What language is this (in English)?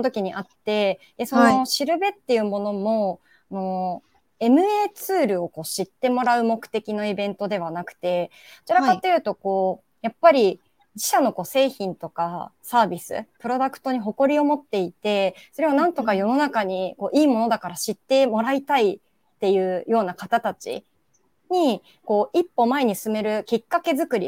Japanese